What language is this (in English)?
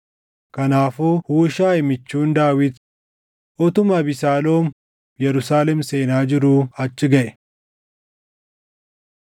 Oromo